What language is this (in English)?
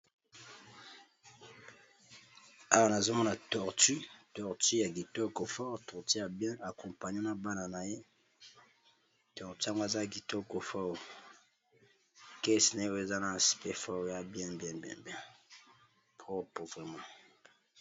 Lingala